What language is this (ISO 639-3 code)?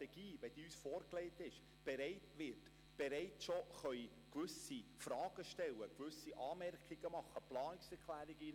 gsw